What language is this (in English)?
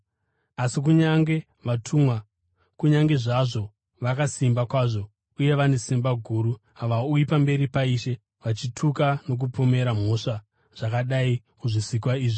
Shona